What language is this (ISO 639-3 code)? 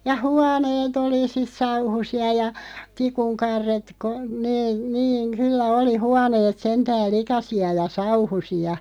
fin